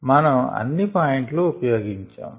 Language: Telugu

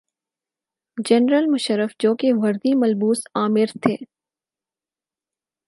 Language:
Urdu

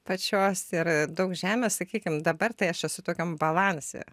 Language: Lithuanian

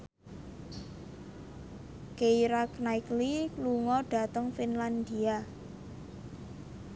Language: Javanese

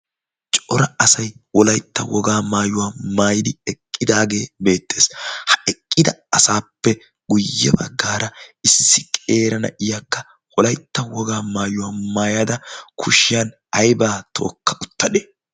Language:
Wolaytta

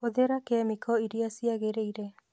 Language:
Kikuyu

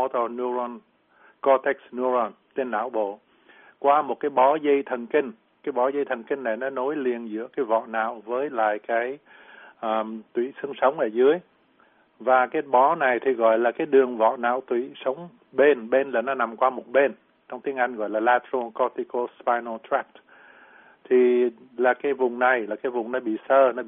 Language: Vietnamese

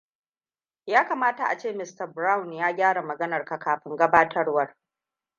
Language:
Hausa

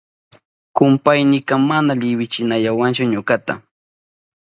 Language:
Southern Pastaza Quechua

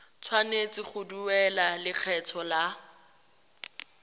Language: Tswana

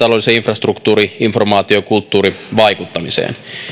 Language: Finnish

